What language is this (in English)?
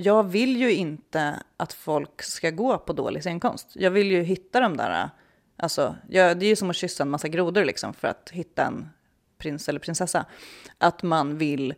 Swedish